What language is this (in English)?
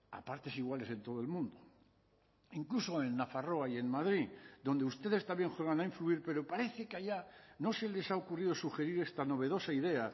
Spanish